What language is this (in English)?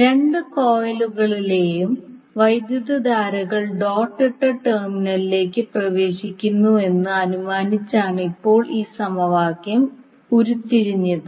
Malayalam